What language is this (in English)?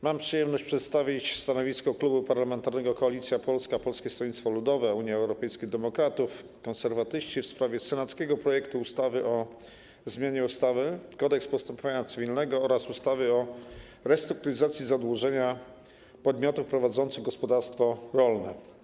Polish